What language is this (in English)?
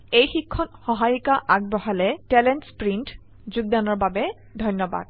Assamese